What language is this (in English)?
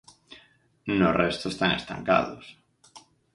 Galician